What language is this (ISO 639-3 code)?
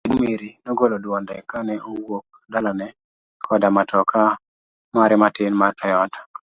luo